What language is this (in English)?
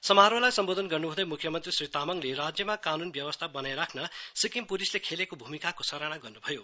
Nepali